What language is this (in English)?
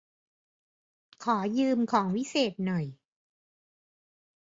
Thai